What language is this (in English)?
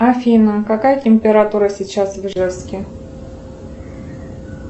Russian